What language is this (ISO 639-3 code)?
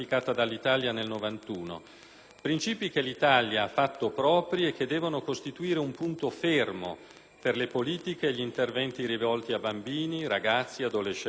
ita